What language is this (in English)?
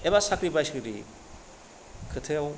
Bodo